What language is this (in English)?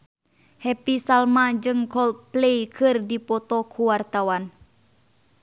Sundanese